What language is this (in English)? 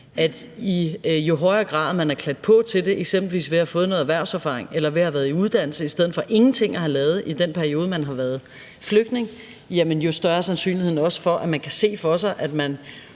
Danish